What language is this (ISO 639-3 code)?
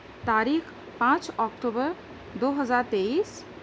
urd